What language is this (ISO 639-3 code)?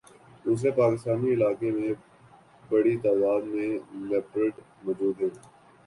urd